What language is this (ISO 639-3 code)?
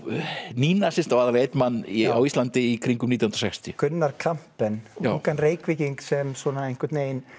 isl